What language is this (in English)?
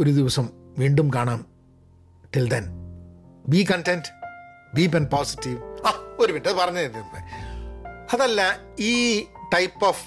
Malayalam